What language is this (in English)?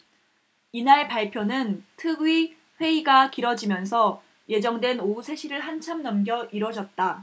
Korean